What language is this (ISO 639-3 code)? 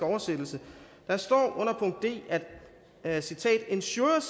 dan